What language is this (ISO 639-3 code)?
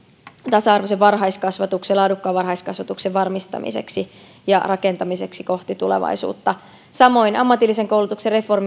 fin